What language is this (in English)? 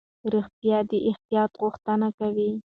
Pashto